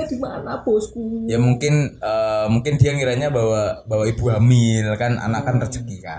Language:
Indonesian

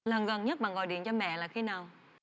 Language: Vietnamese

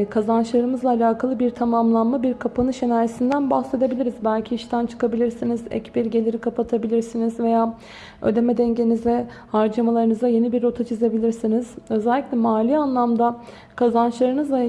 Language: Turkish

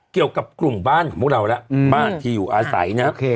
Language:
Thai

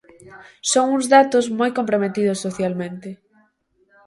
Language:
Galician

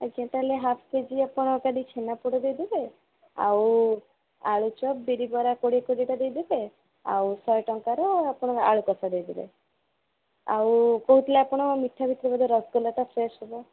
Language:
Odia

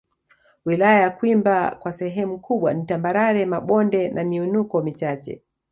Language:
Swahili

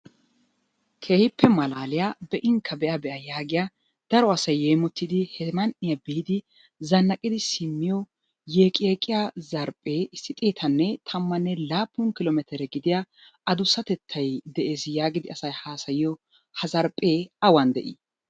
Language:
Wolaytta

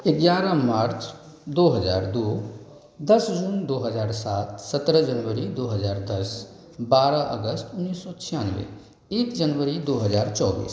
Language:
Hindi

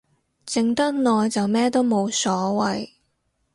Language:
Cantonese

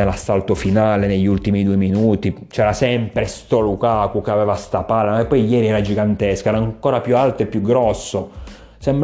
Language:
Italian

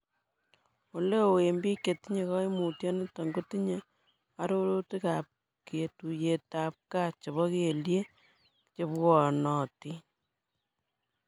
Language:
Kalenjin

